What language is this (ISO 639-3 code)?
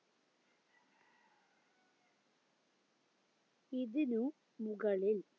mal